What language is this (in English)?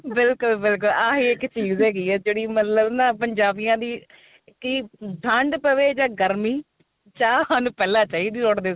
Punjabi